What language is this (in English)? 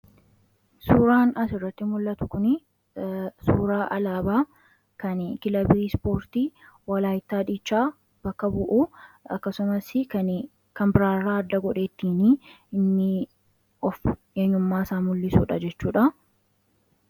Oromo